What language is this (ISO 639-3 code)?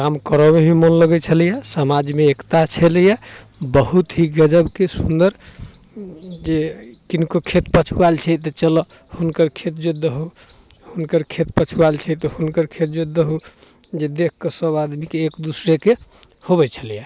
mai